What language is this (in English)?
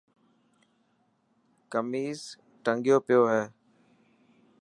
Dhatki